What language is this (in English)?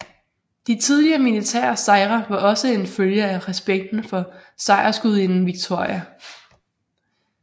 Danish